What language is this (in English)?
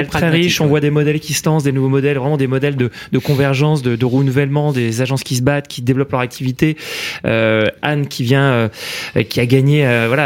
French